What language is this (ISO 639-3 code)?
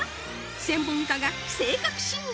jpn